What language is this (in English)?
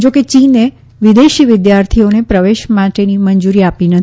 Gujarati